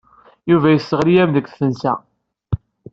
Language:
Kabyle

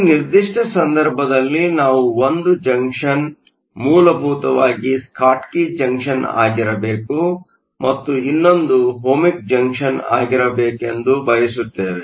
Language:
Kannada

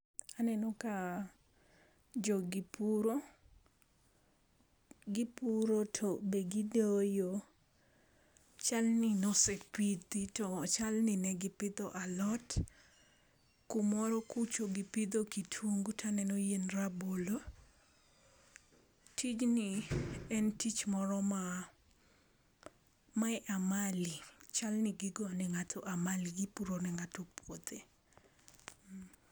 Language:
Luo (Kenya and Tanzania)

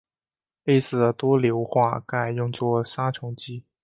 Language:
Chinese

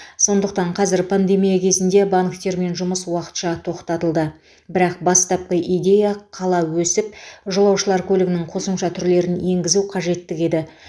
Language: Kazakh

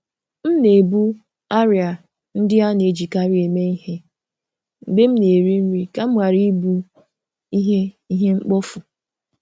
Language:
Igbo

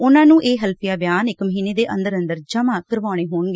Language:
Punjabi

